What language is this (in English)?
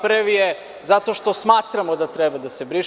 Serbian